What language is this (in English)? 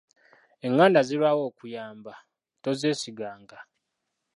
Ganda